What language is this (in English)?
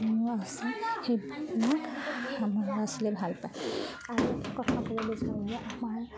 Assamese